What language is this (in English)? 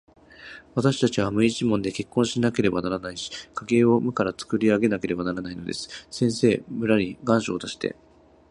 Japanese